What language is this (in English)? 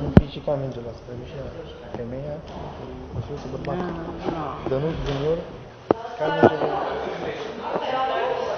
Romanian